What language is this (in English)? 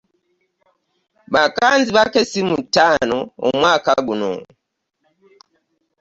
Ganda